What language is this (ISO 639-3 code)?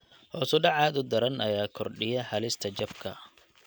som